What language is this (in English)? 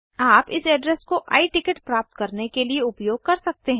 Hindi